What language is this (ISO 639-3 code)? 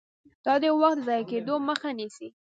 pus